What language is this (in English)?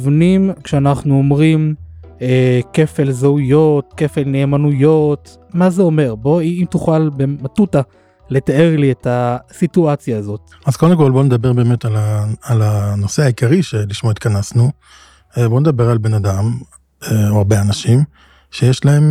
Hebrew